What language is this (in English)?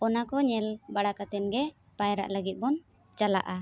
Santali